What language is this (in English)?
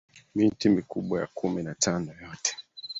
Swahili